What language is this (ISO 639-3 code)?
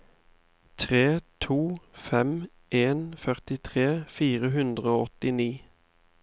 nor